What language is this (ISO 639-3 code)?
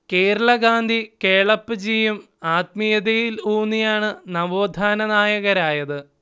mal